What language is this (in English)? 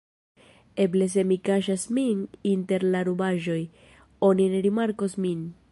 Esperanto